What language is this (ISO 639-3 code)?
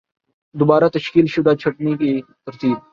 urd